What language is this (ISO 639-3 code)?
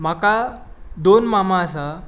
kok